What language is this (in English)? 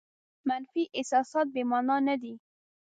Pashto